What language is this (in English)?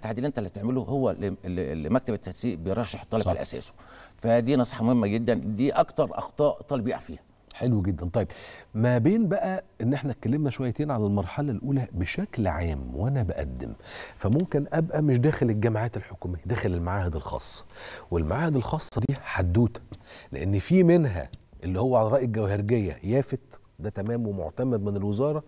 Arabic